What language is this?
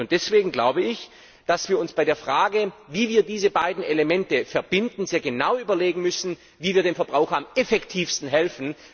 German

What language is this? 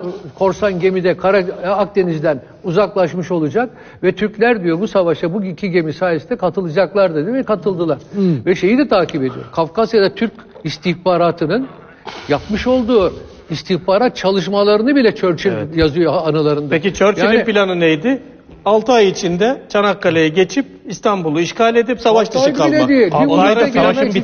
Turkish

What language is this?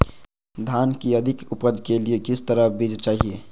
Magahi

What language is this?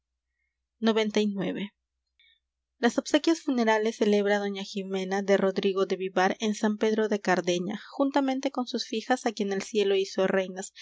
Spanish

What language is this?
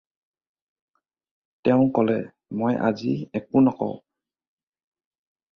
Assamese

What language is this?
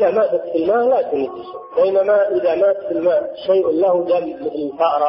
Arabic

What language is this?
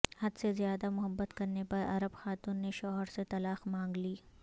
Urdu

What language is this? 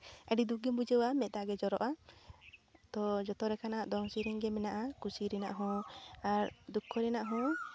Santali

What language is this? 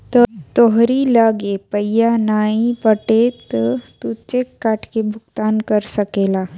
Bhojpuri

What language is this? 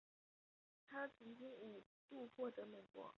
Chinese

